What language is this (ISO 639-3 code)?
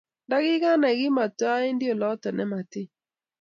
kln